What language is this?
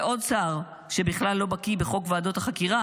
Hebrew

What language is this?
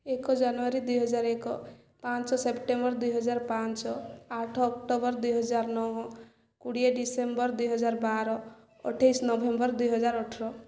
Odia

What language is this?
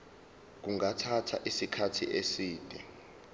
Zulu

